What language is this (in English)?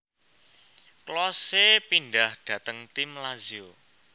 Javanese